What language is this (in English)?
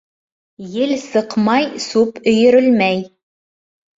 Bashkir